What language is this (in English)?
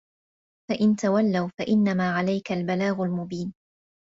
Arabic